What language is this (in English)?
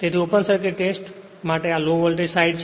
Gujarati